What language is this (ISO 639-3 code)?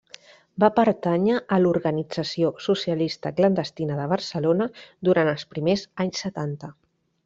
cat